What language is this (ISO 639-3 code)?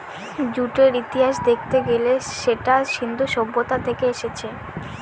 ben